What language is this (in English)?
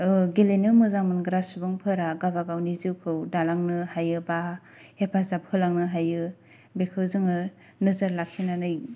Bodo